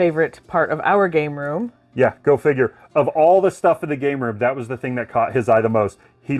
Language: English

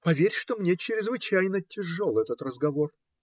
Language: Russian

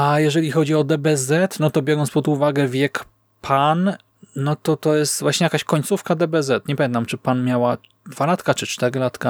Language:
Polish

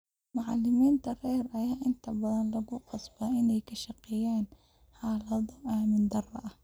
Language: Somali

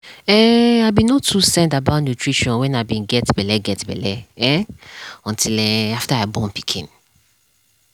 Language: Nigerian Pidgin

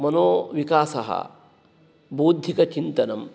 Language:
Sanskrit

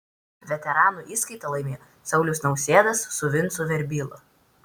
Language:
Lithuanian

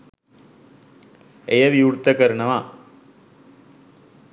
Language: Sinhala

